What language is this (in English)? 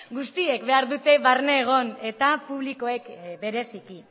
Basque